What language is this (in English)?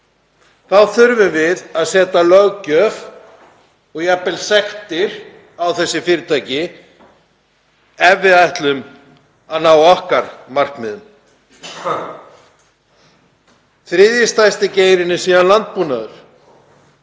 Icelandic